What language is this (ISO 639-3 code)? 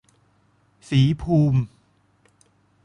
tha